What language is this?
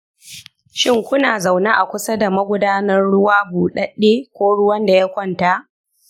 Hausa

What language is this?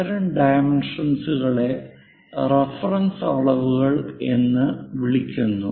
Malayalam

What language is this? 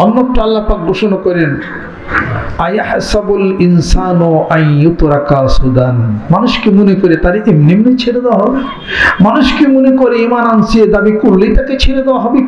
Arabic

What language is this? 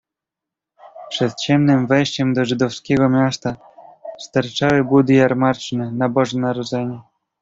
Polish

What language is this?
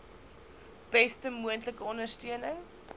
Afrikaans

